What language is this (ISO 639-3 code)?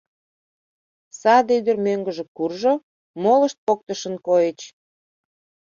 chm